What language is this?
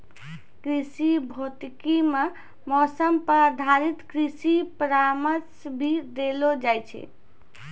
Maithili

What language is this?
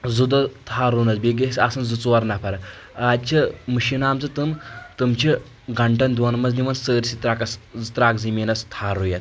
Kashmiri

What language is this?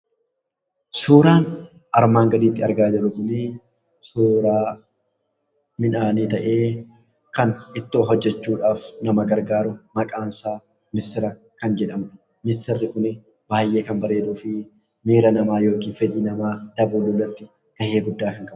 Oromo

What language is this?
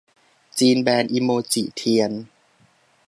Thai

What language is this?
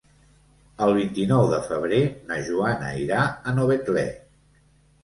Catalan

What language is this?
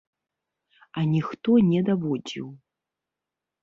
Belarusian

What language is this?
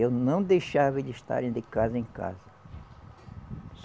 Portuguese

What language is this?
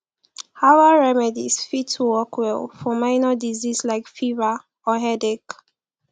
Nigerian Pidgin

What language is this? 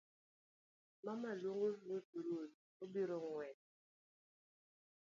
Luo (Kenya and Tanzania)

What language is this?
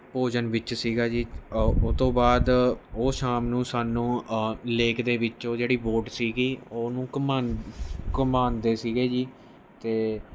Punjabi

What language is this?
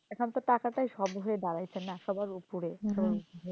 Bangla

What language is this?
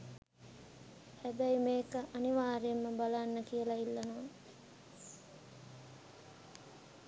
Sinhala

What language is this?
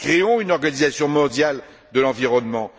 French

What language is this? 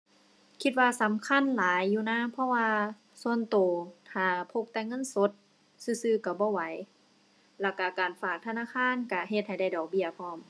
Thai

